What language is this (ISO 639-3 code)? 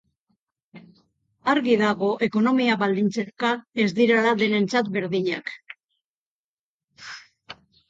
eus